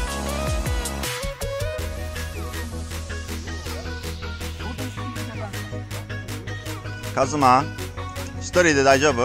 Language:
Japanese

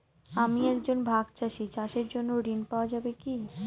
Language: Bangla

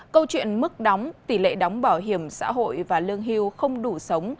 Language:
Vietnamese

